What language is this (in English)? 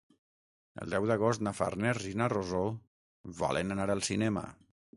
Catalan